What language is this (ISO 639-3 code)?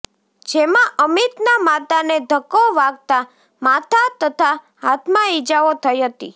guj